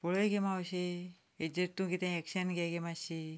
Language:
Konkani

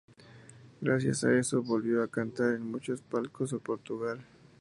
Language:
Spanish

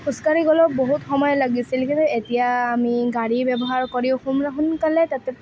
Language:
Assamese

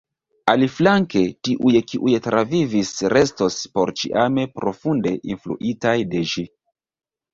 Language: Esperanto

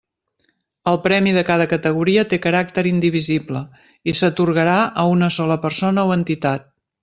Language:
Catalan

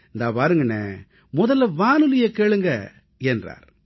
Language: Tamil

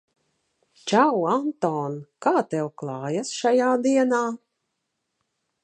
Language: Latvian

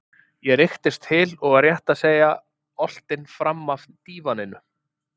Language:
Icelandic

